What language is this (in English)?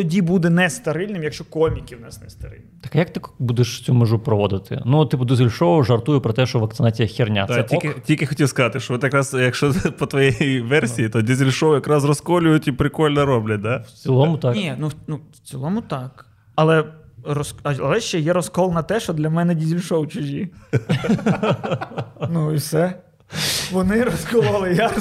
Ukrainian